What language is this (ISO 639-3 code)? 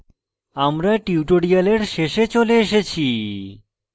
ben